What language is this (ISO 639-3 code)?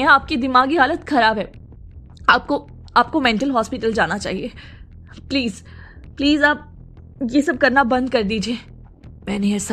hin